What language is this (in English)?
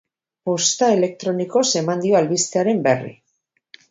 Basque